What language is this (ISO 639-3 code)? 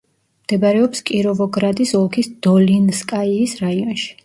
kat